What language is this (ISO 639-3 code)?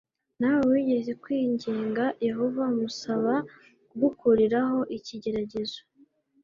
kin